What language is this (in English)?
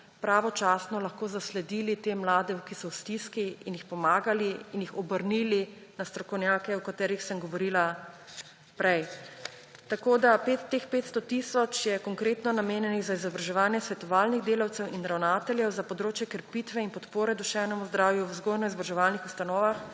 Slovenian